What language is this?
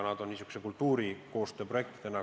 Estonian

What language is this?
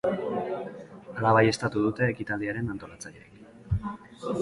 Basque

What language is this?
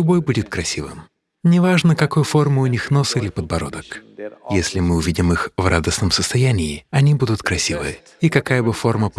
Russian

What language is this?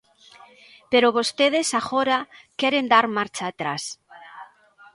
Galician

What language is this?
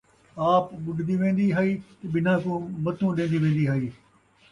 Saraiki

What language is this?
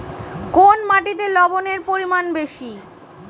Bangla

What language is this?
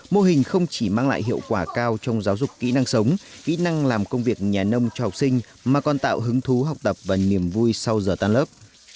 Vietnamese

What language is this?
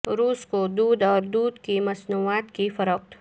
Urdu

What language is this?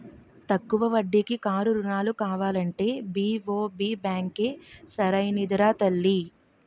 Telugu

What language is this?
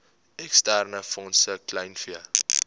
Afrikaans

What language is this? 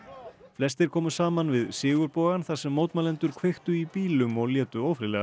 Icelandic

